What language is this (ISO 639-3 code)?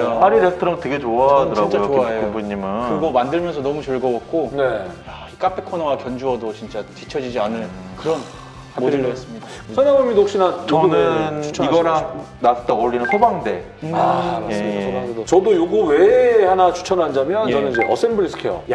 kor